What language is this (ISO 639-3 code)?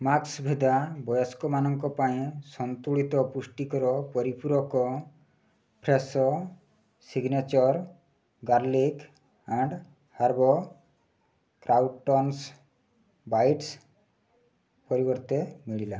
ori